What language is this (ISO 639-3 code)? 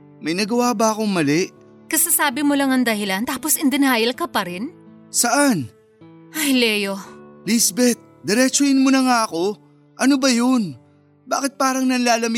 fil